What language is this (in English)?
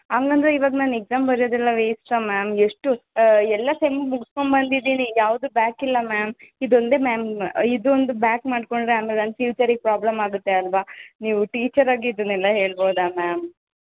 Kannada